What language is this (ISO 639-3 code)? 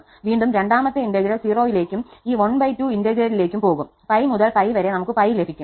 mal